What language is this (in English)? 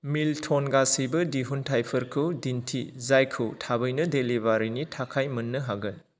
Bodo